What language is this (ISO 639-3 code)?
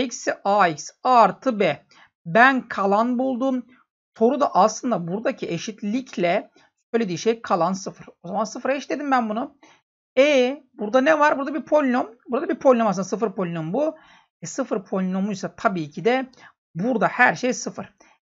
tur